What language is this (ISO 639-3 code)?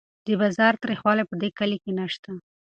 pus